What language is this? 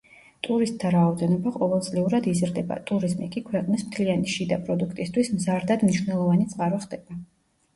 Georgian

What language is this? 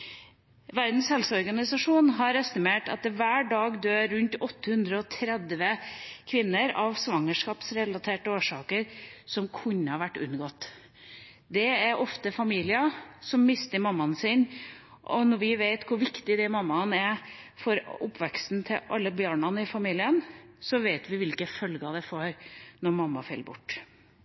Norwegian Bokmål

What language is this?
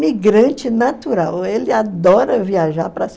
Portuguese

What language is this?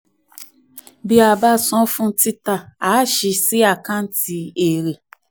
Yoruba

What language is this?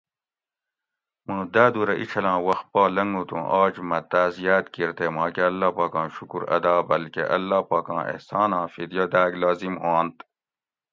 Gawri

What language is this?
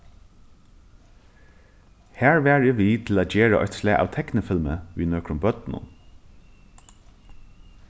Faroese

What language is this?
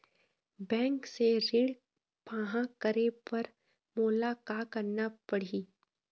Chhattisgarhi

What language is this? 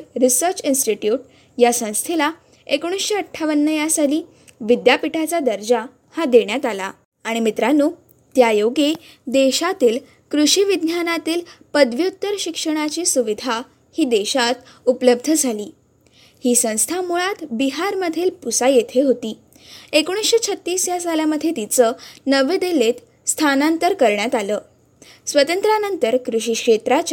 Marathi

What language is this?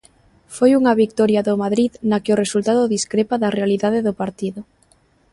Galician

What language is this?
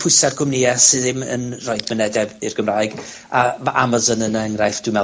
Welsh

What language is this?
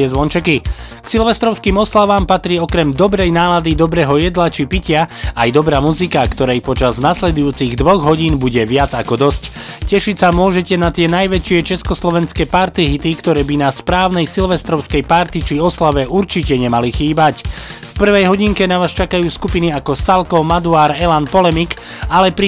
Slovak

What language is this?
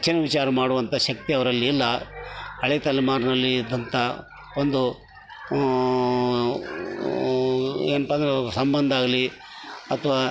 Kannada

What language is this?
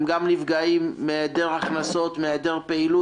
Hebrew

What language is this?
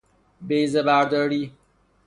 Persian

